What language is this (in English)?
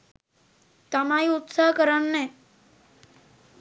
Sinhala